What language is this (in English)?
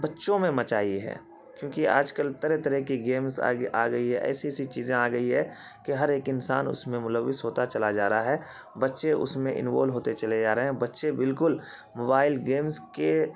Urdu